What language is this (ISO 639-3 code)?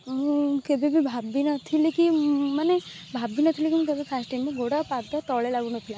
ori